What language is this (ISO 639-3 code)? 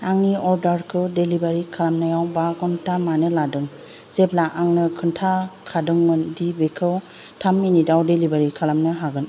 brx